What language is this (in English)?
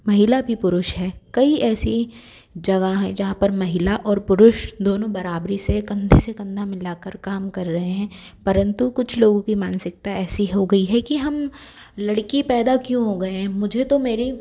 Hindi